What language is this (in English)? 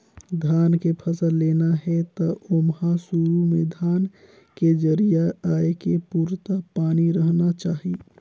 Chhattisgarhi